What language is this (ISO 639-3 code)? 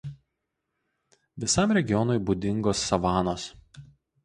lit